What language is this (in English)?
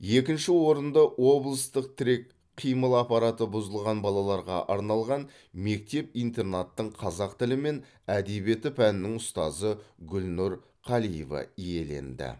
Kazakh